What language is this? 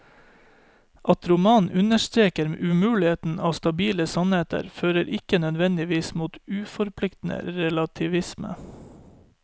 Norwegian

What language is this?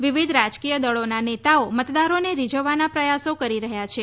Gujarati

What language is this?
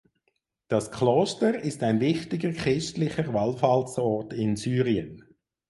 German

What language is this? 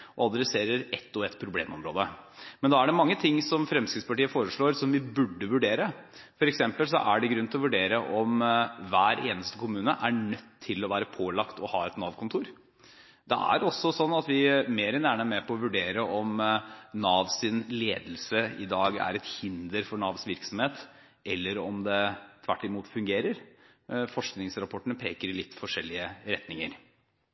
Norwegian Bokmål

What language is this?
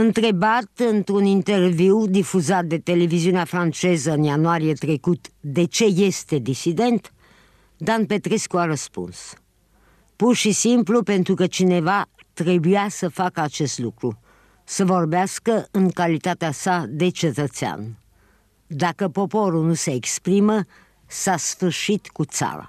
Romanian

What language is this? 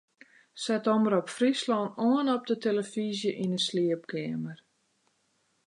Western Frisian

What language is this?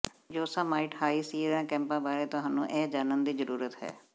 Punjabi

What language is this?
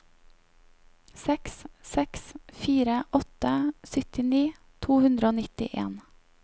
Norwegian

